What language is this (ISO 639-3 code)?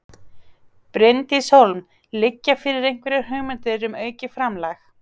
isl